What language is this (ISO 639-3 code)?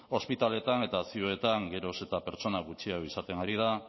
eus